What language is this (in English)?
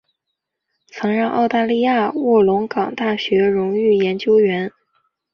Chinese